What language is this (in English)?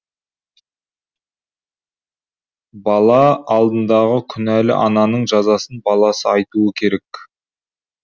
Kazakh